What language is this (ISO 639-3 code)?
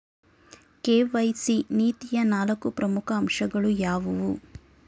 kan